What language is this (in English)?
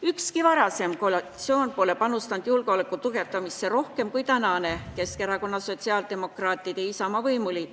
Estonian